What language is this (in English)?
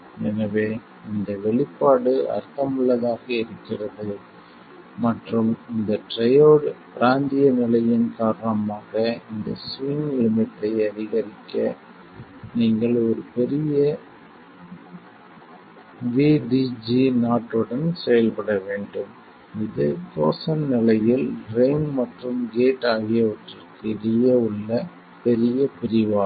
Tamil